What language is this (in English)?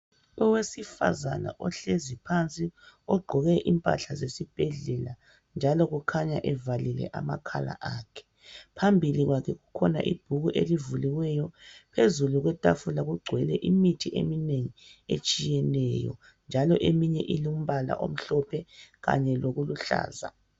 North Ndebele